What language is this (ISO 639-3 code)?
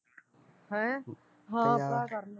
pan